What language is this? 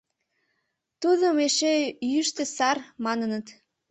Mari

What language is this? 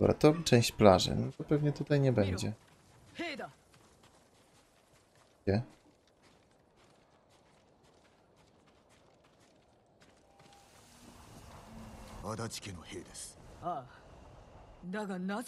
Polish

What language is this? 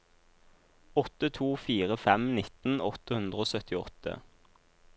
Norwegian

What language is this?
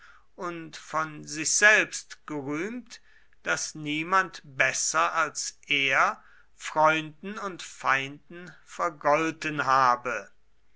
German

